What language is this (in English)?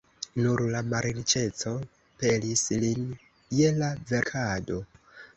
Esperanto